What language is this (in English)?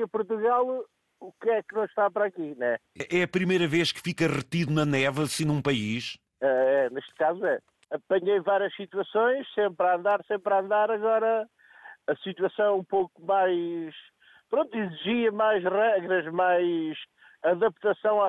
Portuguese